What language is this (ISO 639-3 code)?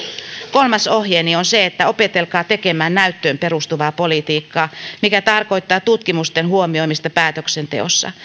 fin